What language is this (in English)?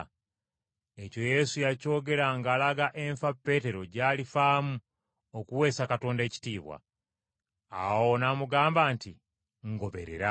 Ganda